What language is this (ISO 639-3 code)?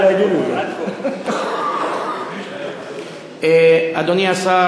heb